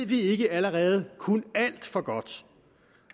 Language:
Danish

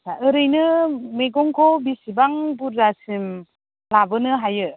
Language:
Bodo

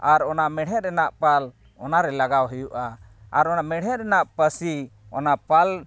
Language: Santali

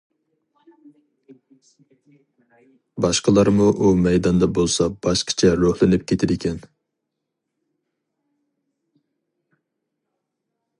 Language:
Uyghur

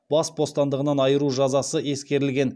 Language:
Kazakh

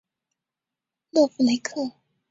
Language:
Chinese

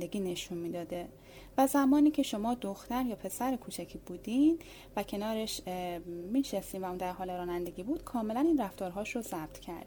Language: Persian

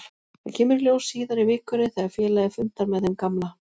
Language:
Icelandic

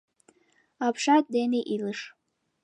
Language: Mari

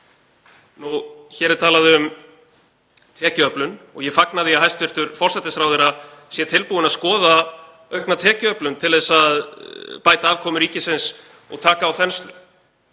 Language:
Icelandic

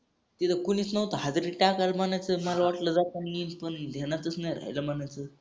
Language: Marathi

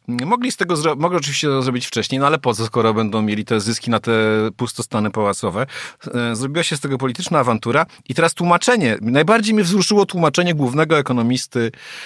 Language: Polish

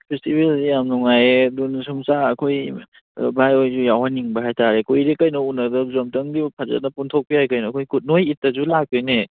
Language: Manipuri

